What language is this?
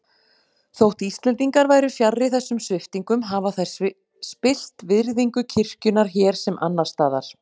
Icelandic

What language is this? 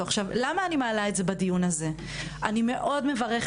Hebrew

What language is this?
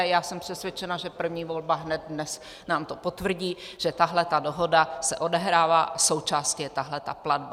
Czech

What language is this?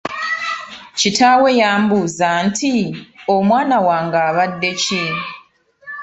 Ganda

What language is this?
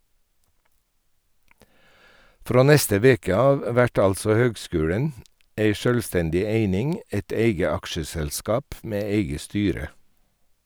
Norwegian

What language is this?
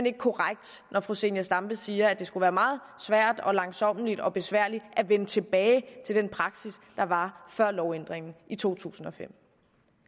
Danish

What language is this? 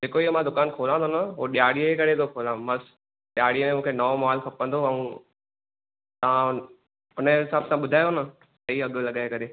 Sindhi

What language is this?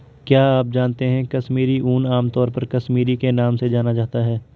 Hindi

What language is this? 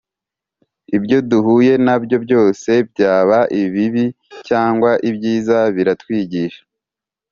Kinyarwanda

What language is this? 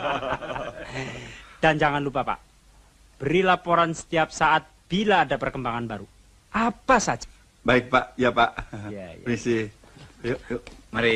Indonesian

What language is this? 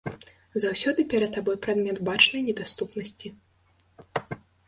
Belarusian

